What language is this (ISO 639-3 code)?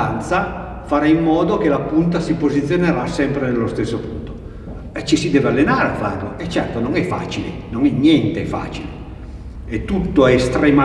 ita